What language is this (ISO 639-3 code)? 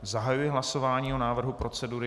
ces